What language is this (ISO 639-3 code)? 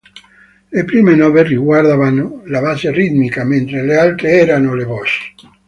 ita